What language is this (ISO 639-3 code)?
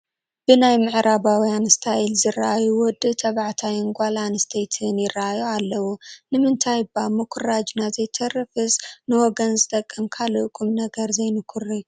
tir